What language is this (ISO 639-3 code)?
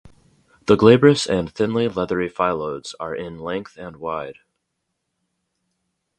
eng